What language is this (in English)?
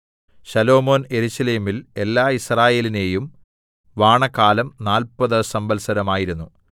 Malayalam